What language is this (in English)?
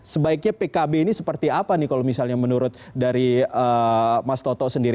Indonesian